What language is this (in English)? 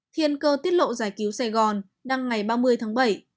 Vietnamese